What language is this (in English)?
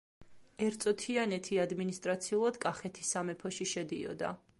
Georgian